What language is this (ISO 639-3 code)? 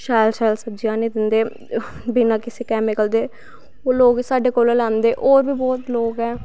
doi